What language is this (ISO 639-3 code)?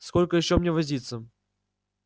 rus